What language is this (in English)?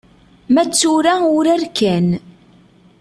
Kabyle